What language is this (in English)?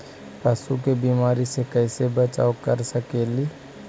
Magahi